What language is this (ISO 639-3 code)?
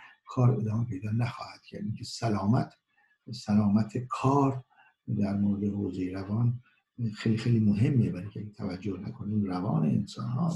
fas